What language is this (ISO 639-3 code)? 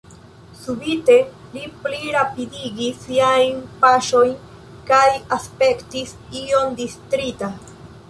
epo